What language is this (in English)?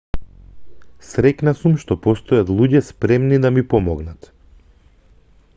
Macedonian